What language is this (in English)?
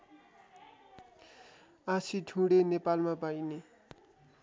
Nepali